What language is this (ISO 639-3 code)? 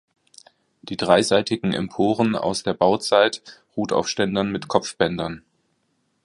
deu